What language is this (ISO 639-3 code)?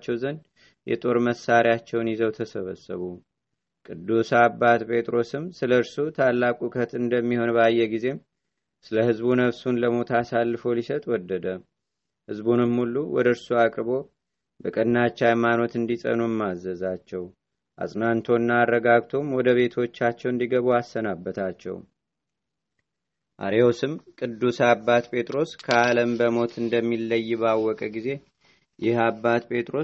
amh